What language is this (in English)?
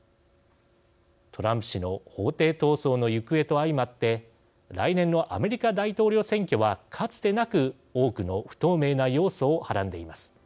Japanese